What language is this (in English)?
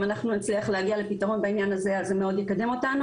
Hebrew